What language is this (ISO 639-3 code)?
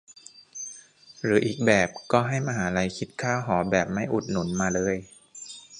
tha